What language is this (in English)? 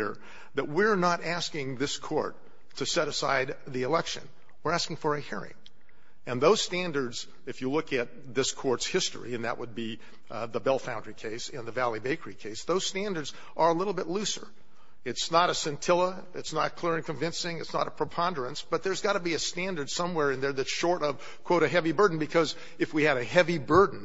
English